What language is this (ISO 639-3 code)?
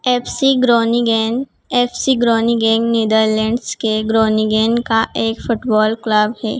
hin